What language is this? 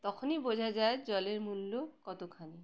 Bangla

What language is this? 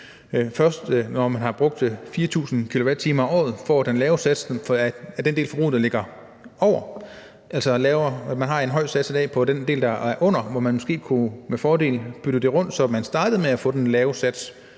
Danish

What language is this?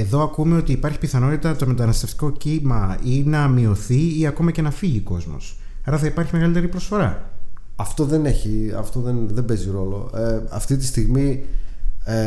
Greek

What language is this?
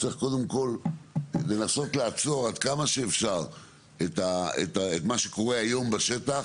Hebrew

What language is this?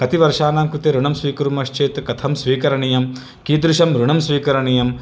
Sanskrit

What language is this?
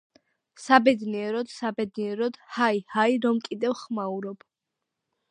Georgian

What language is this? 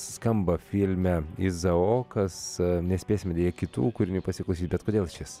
Lithuanian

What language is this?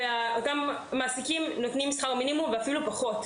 Hebrew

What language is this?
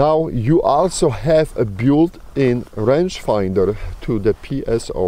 English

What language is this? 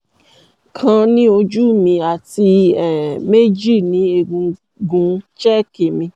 Yoruba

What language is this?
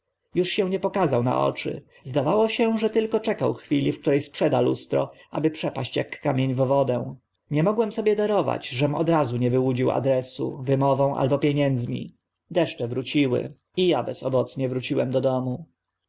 Polish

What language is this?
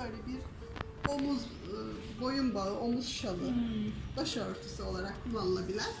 Turkish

